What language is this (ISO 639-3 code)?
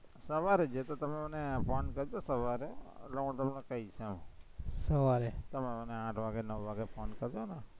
guj